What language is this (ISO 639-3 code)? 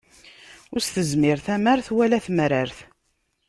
kab